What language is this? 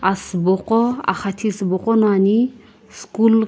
Sumi Naga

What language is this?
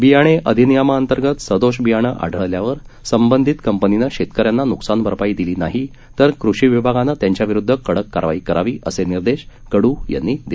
Marathi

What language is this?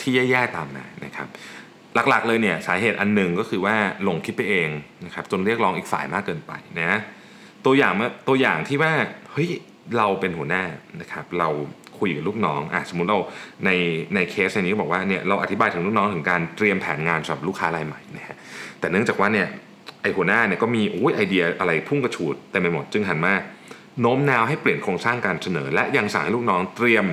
Thai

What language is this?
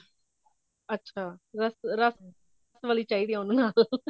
Punjabi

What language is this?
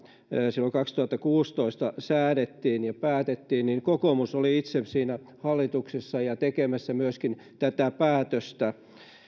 Finnish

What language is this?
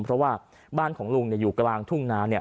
Thai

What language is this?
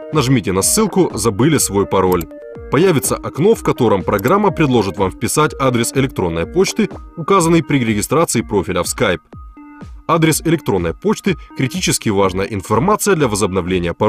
Russian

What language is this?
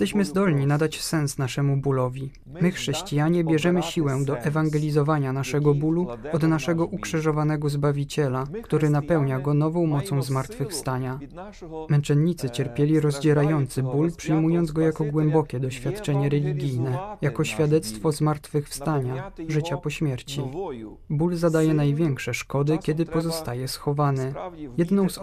Polish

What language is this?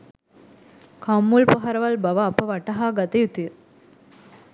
Sinhala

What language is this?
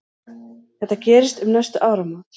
Icelandic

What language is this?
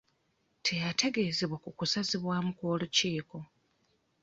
Ganda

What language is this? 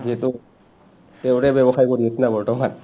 Assamese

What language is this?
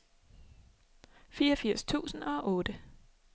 Danish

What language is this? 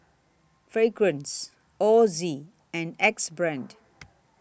English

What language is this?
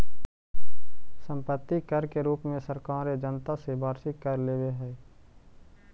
Magahi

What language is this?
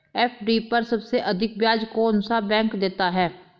Hindi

